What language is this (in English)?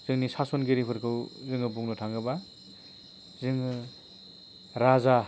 Bodo